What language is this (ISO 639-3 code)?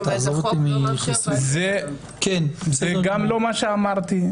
heb